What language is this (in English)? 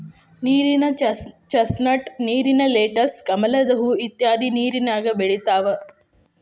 Kannada